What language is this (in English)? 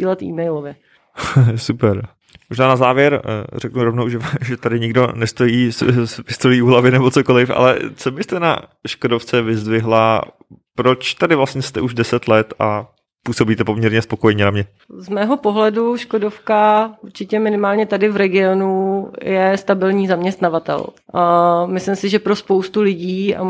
Czech